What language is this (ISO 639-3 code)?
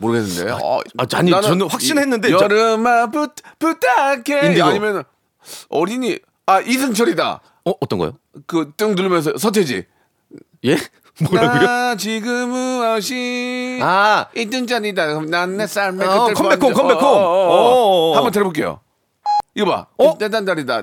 kor